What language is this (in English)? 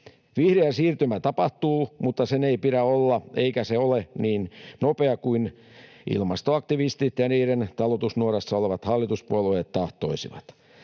Finnish